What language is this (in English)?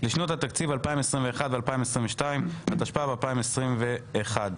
Hebrew